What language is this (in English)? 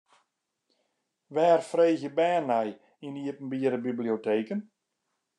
Western Frisian